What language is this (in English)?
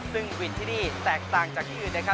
Thai